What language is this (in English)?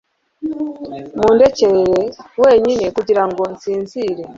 Kinyarwanda